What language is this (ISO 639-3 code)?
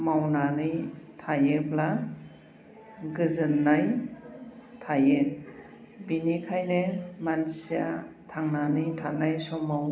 brx